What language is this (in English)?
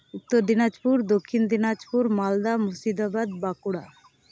Santali